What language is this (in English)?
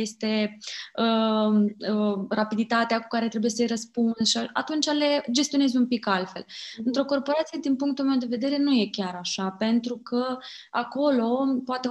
Romanian